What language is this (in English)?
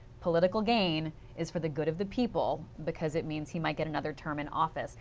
English